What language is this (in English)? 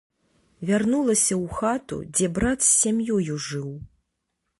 Belarusian